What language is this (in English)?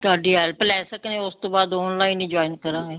Punjabi